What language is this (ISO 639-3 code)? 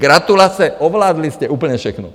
ces